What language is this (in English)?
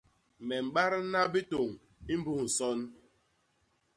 Basaa